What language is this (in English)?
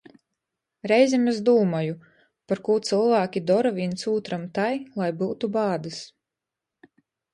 Latgalian